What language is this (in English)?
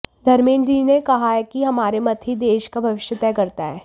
Hindi